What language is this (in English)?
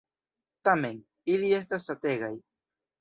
Esperanto